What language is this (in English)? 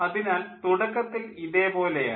Malayalam